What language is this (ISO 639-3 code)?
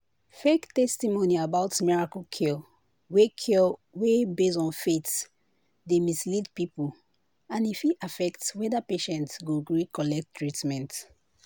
pcm